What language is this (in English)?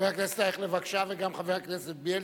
Hebrew